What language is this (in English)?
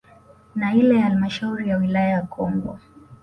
Swahili